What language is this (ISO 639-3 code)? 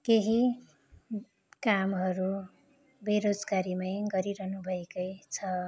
nep